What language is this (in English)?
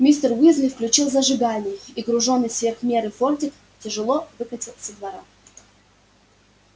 Russian